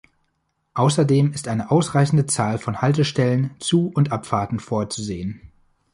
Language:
German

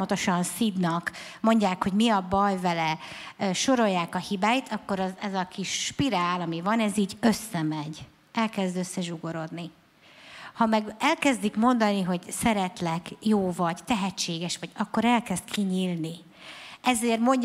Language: Hungarian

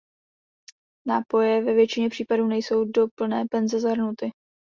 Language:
Czech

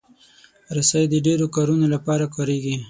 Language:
Pashto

